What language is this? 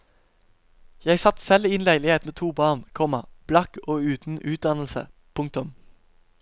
Norwegian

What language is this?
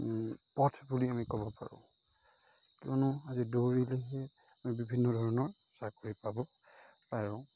Assamese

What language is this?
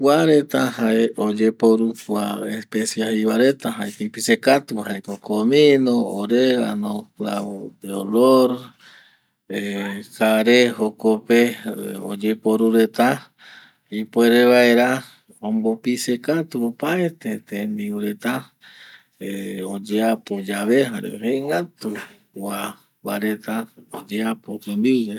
Eastern Bolivian Guaraní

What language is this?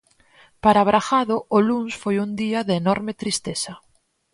Galician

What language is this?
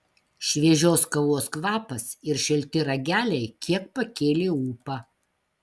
Lithuanian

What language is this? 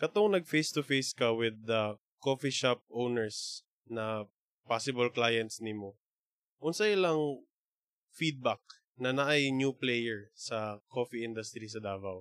Filipino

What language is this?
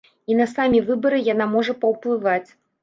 Belarusian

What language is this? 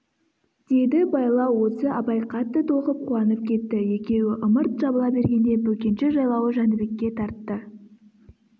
Kazakh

